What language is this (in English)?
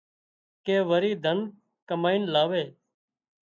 Wadiyara Koli